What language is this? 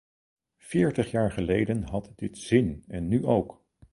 Dutch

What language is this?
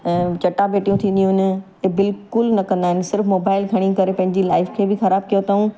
Sindhi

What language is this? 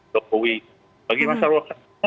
Indonesian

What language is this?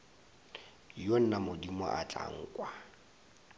Northern Sotho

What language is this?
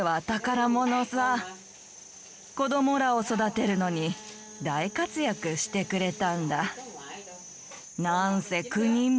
Japanese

